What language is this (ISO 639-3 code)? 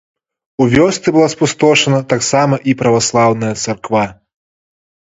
bel